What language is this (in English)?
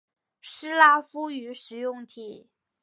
Chinese